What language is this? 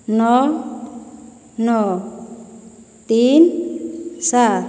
Odia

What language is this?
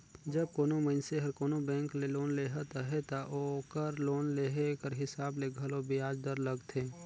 Chhattisgarhi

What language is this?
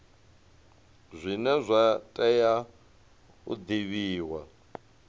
Venda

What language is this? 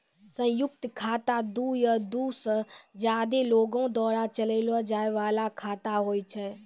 Maithili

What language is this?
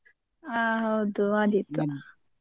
Kannada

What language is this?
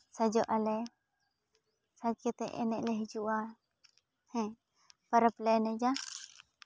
Santali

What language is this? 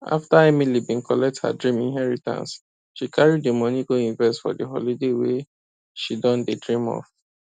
Nigerian Pidgin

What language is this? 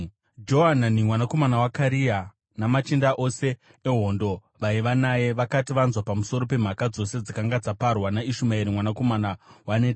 Shona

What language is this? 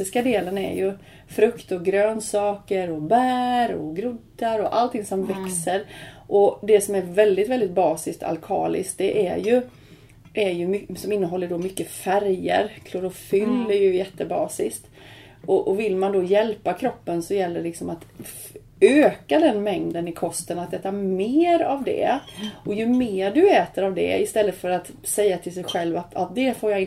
Swedish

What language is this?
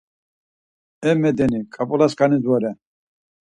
Laz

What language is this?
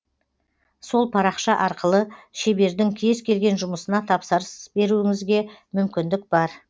Kazakh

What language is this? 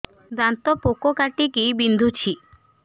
Odia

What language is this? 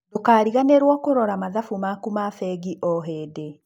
Kikuyu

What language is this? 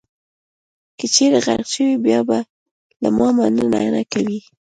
Pashto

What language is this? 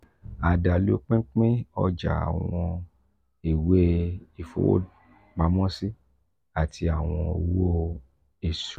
Yoruba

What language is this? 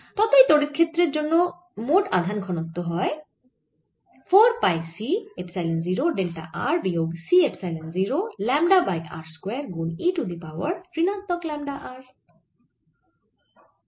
Bangla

